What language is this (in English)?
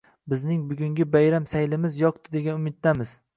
Uzbek